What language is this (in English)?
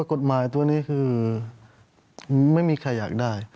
Thai